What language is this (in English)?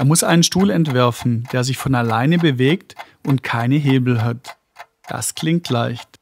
German